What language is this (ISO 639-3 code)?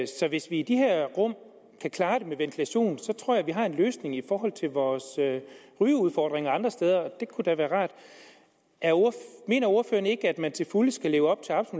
dan